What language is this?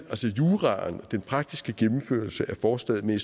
Danish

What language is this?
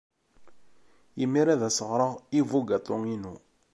Kabyle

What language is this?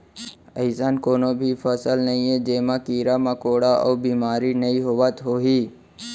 Chhattisgarhi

